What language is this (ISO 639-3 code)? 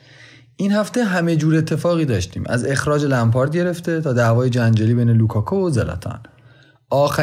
fas